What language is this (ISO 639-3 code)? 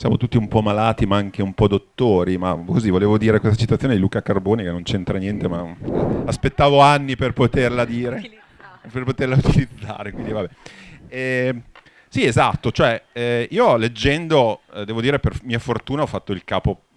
ita